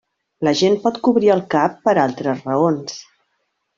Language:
Catalan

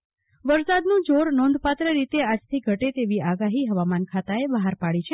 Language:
Gujarati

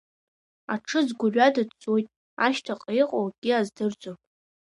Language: Abkhazian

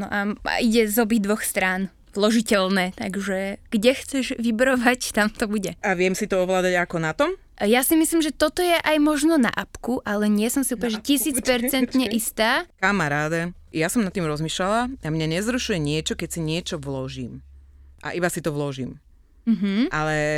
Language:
Slovak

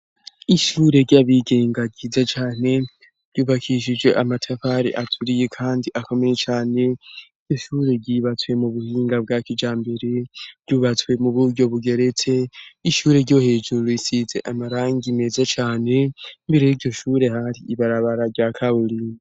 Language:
Rundi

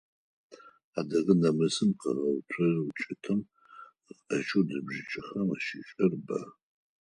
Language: Adyghe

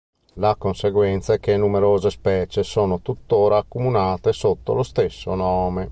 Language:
Italian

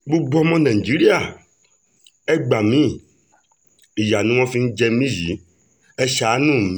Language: Yoruba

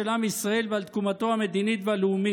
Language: Hebrew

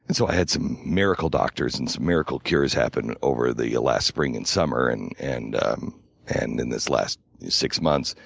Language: English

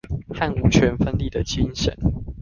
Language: Chinese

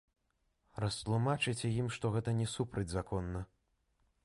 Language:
Belarusian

